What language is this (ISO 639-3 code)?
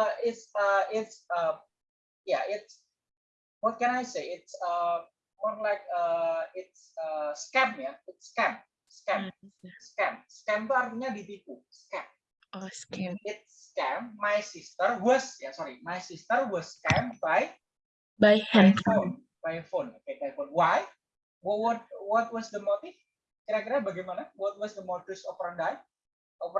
ind